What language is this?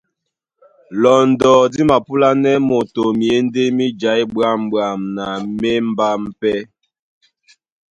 Duala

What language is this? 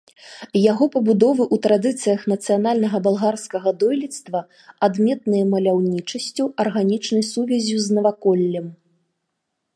Belarusian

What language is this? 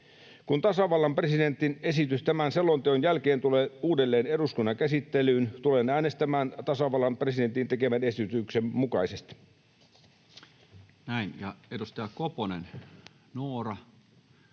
Finnish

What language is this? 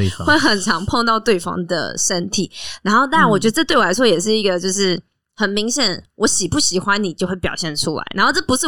Chinese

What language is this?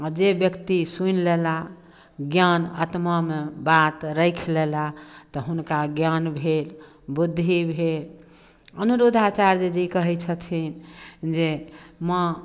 Maithili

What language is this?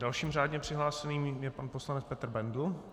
Czech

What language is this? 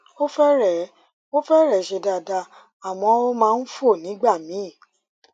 Yoruba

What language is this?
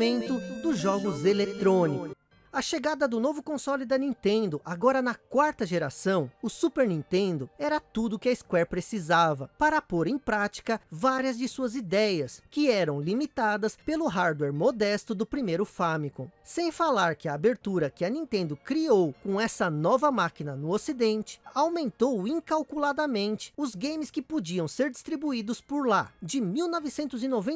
Portuguese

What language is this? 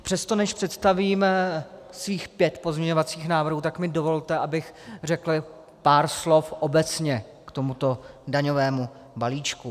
Czech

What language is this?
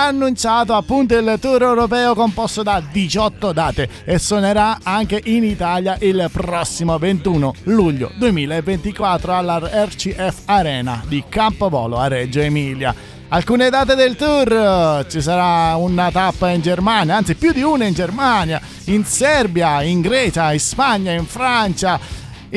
Italian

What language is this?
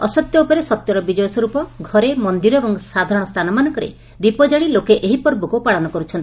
Odia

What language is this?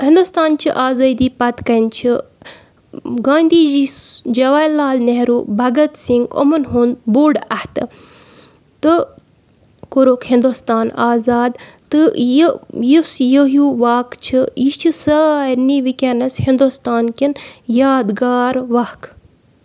Kashmiri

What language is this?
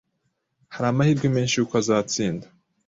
Kinyarwanda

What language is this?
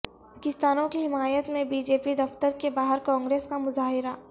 Urdu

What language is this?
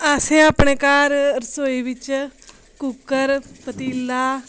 Dogri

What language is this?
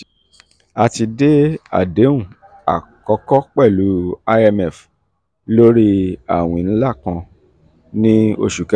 Yoruba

